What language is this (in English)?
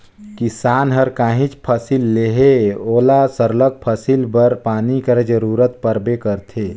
Chhattisgarhi